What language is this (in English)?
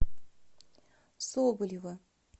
Russian